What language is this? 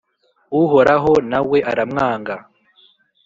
Kinyarwanda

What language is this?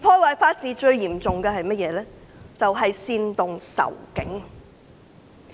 Cantonese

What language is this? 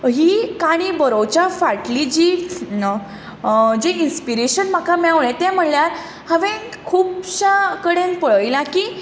Konkani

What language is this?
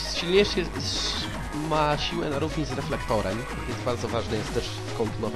Polish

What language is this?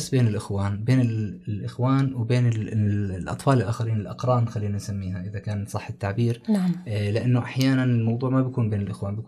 Arabic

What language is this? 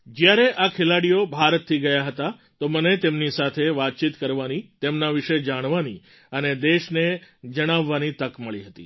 Gujarati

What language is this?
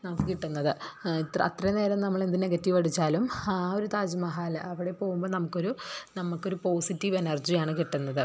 Malayalam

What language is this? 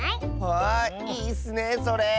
Japanese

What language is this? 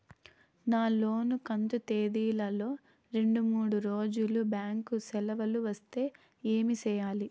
Telugu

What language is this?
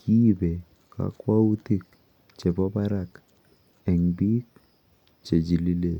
Kalenjin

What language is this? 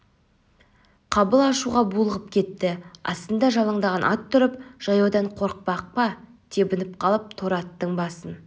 Kazakh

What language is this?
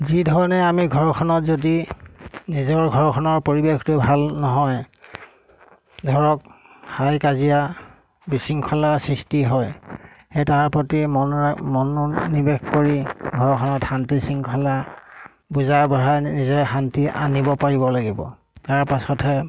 Assamese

